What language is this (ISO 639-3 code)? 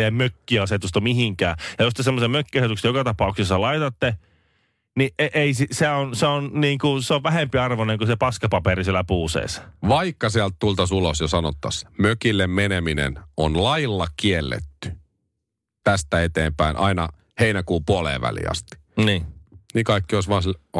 fin